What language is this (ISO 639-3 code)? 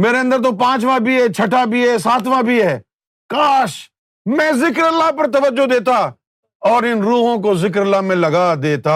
urd